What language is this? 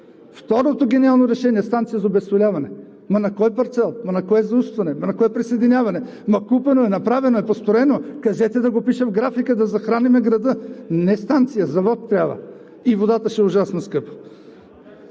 Bulgarian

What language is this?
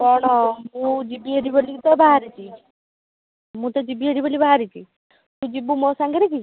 Odia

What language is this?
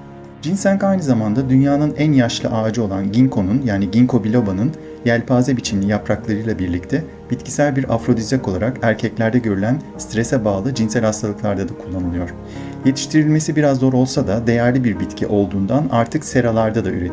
Turkish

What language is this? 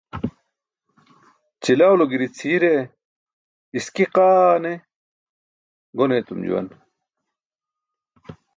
Burushaski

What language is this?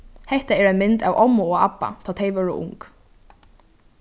Faroese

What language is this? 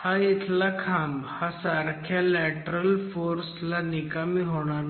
Marathi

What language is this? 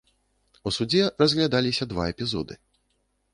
Belarusian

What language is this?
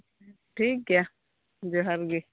Santali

